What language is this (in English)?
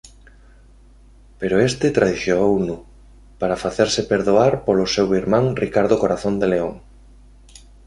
Galician